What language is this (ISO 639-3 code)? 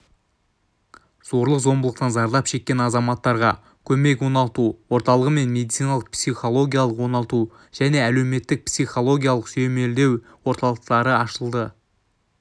kaz